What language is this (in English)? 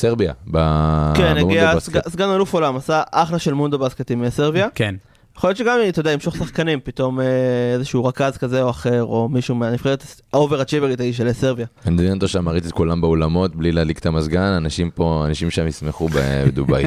Hebrew